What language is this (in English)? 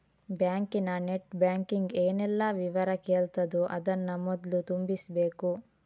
Kannada